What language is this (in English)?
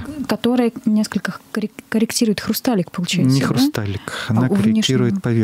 Russian